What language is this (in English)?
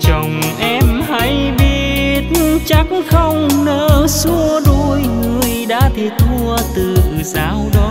Vietnamese